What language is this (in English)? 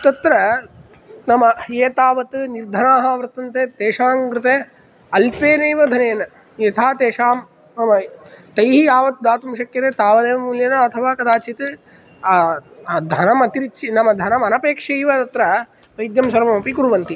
Sanskrit